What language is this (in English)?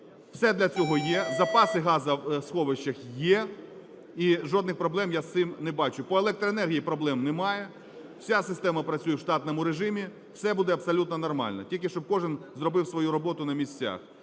Ukrainian